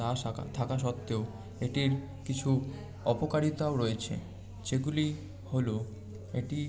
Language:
Bangla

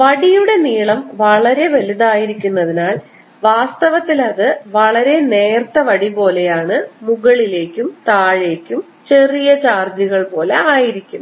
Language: Malayalam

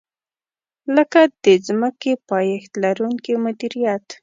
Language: Pashto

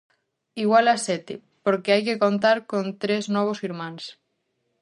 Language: Galician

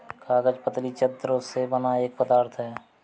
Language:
Hindi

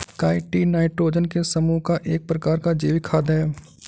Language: Hindi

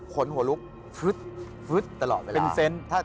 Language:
Thai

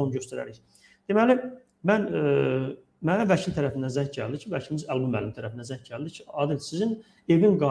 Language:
Turkish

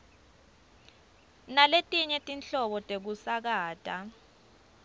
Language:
Swati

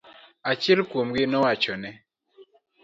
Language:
Luo (Kenya and Tanzania)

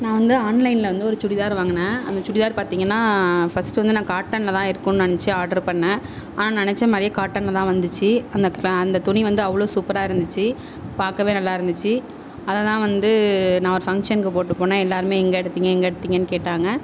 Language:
Tamil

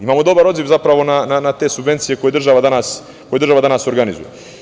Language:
Serbian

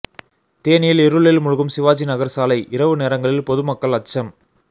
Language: Tamil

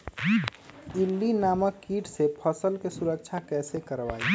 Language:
Magahi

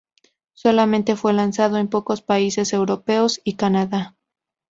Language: Spanish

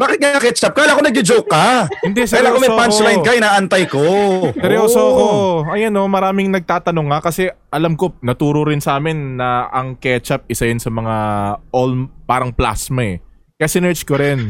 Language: Filipino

